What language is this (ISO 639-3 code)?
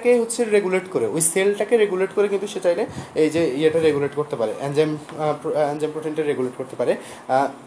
ben